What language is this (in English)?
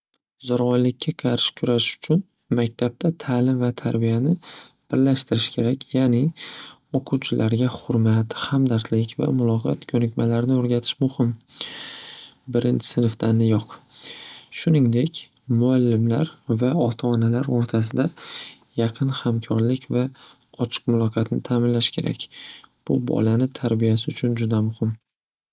Uzbek